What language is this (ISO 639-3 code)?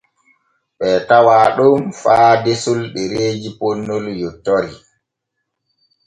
fue